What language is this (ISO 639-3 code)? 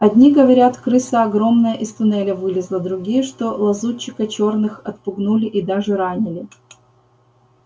rus